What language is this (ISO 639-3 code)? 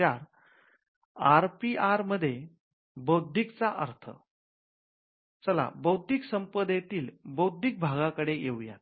mar